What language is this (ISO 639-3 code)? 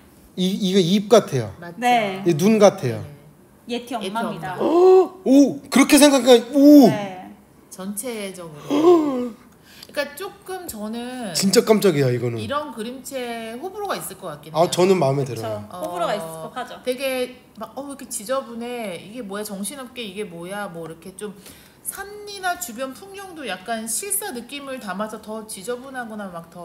kor